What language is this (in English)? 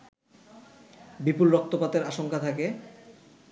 Bangla